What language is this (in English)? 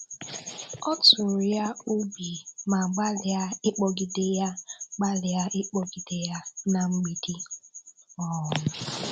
Igbo